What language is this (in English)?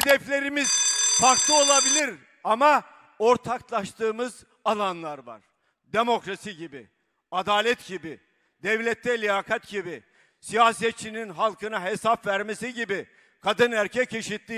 Turkish